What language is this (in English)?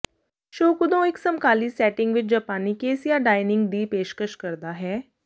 Punjabi